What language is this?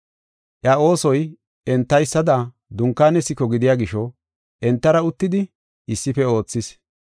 Gofa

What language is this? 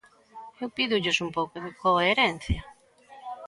Galician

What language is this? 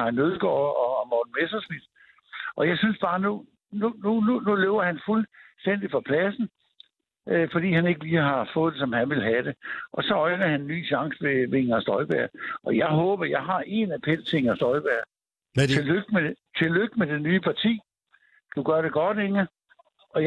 Danish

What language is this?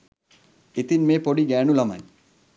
Sinhala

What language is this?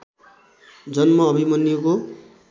Nepali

